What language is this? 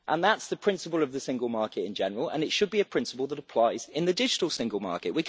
English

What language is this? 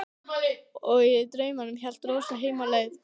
Icelandic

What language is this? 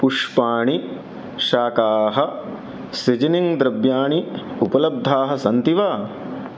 Sanskrit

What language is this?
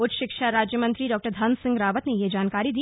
Hindi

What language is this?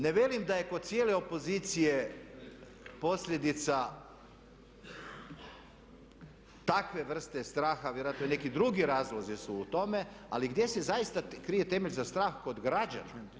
Croatian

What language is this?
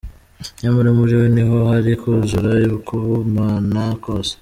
Kinyarwanda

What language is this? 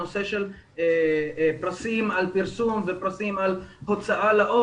Hebrew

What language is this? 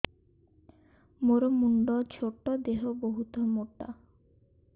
Odia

